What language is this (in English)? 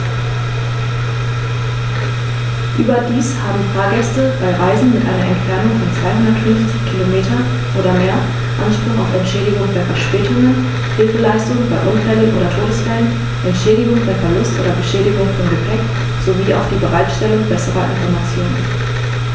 German